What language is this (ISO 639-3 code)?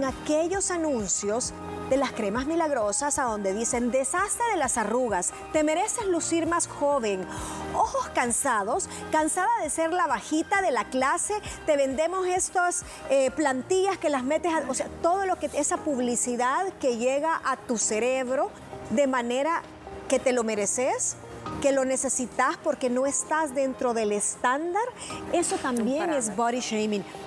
spa